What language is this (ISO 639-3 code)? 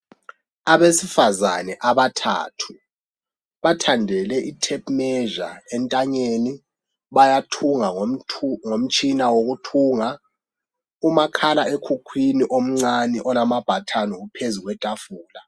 nde